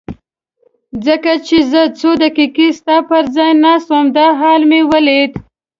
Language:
Pashto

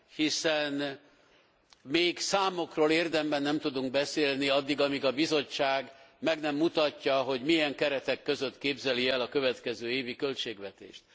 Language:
Hungarian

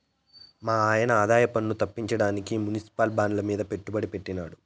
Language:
Telugu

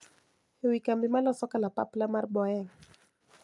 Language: Luo (Kenya and Tanzania)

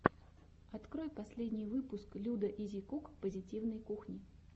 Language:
Russian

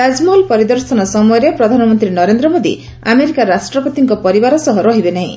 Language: Odia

